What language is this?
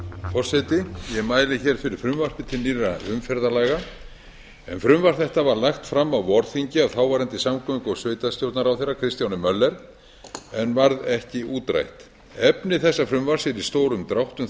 Icelandic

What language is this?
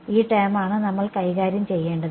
Malayalam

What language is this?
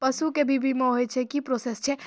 Maithili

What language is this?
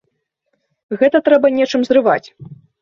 Belarusian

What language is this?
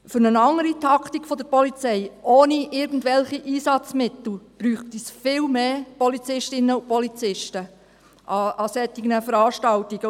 Swiss German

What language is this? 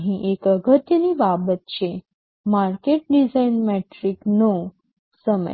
Gujarati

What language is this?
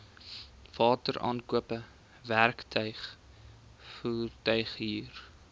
Afrikaans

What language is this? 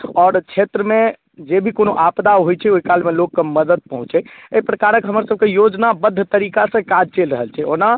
Maithili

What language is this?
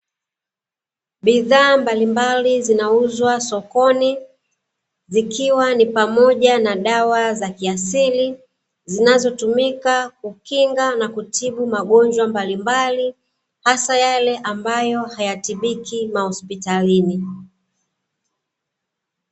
Swahili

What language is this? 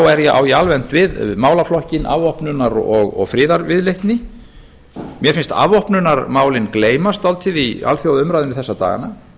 Icelandic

